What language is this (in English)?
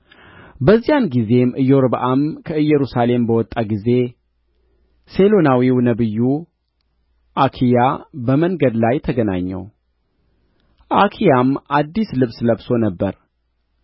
Amharic